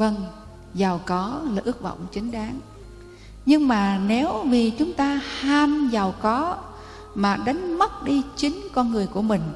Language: Vietnamese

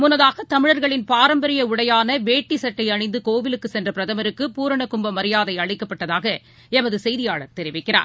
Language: Tamil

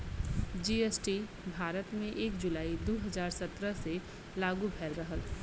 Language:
Bhojpuri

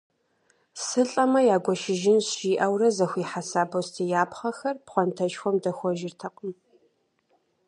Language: Kabardian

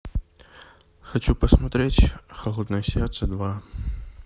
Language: Russian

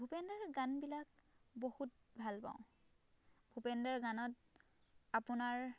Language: Assamese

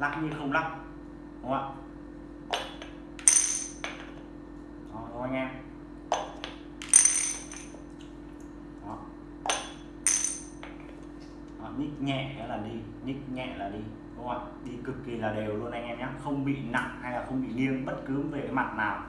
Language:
Vietnamese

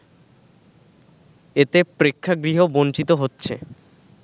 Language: Bangla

